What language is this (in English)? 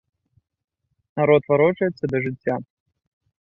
Belarusian